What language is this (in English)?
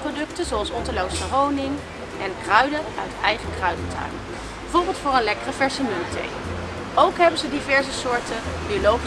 Dutch